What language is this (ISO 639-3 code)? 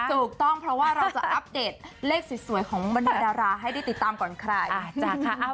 tha